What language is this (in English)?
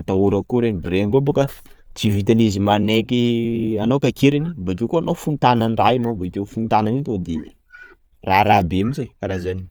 Sakalava Malagasy